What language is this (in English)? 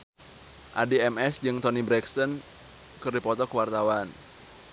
Sundanese